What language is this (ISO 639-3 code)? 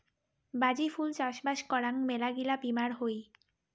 ben